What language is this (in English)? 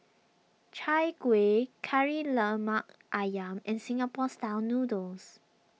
English